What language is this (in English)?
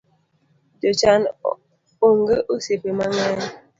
Luo (Kenya and Tanzania)